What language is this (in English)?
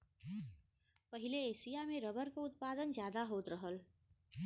Bhojpuri